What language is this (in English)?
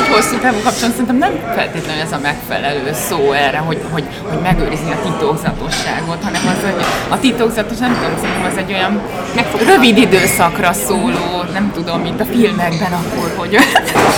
Hungarian